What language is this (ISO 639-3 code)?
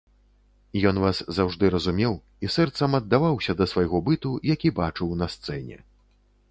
bel